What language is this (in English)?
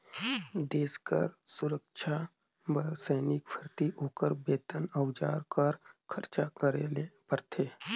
Chhattisgarhi